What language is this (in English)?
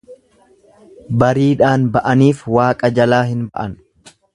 Oromo